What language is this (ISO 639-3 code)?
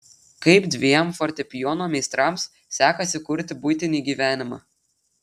lit